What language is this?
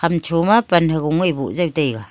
Wancho Naga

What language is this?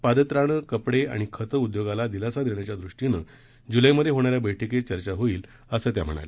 Marathi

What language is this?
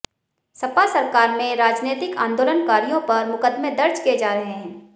Hindi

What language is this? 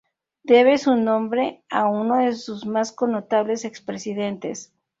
Spanish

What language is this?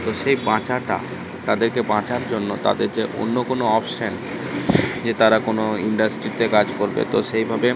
Bangla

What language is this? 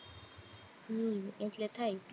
Gujarati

